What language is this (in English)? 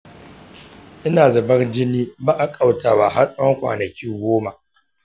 Hausa